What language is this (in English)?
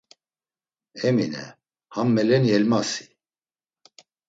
Laz